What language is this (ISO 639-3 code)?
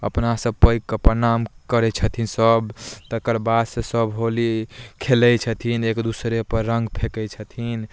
mai